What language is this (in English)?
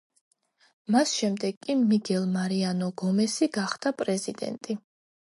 Georgian